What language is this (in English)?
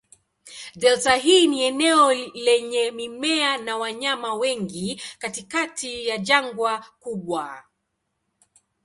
Swahili